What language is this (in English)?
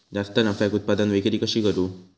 Marathi